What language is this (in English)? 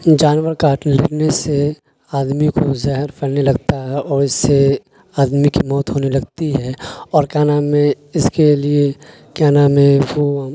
Urdu